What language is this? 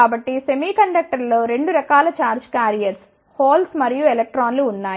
Telugu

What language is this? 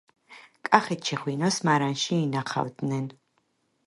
Georgian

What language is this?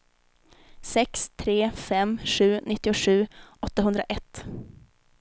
Swedish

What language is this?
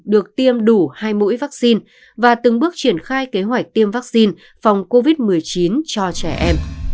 Vietnamese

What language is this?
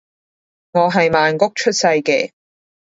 Cantonese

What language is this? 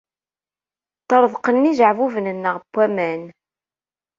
Kabyle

